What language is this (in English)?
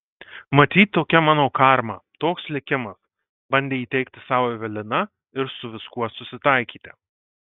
Lithuanian